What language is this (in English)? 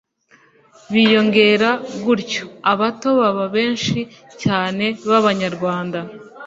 Kinyarwanda